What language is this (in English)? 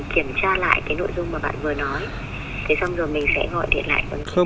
Vietnamese